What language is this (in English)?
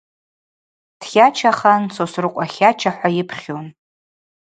Abaza